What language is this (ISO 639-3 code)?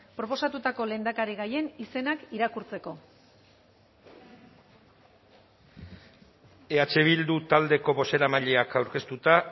eus